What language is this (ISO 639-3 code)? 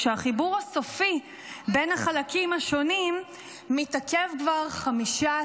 heb